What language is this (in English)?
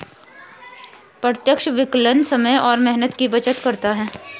Hindi